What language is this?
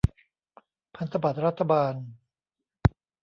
Thai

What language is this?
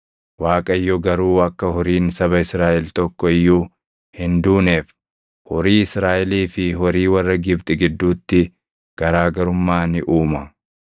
Oromo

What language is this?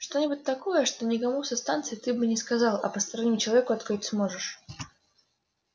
Russian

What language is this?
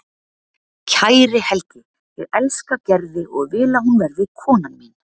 Icelandic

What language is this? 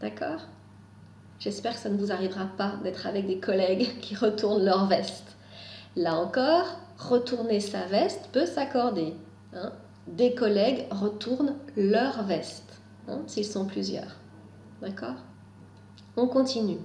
French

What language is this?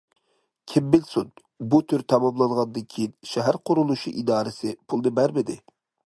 Uyghur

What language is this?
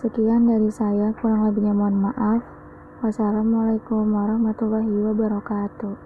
Indonesian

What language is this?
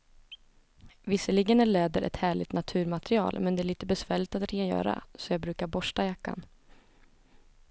Swedish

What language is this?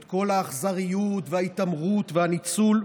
Hebrew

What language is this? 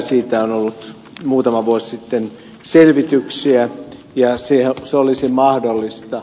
Finnish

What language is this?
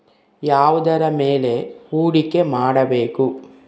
Kannada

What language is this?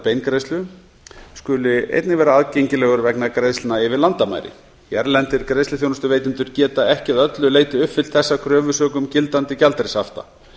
Icelandic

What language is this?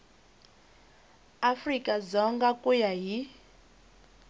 Tsonga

